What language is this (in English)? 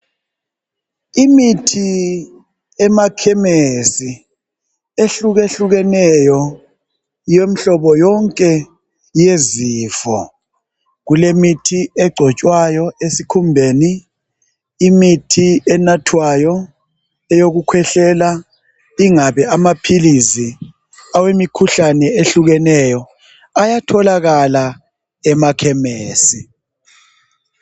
North Ndebele